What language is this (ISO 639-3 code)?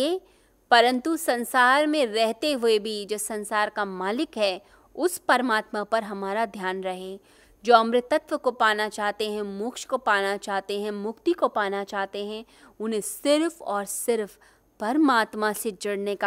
hin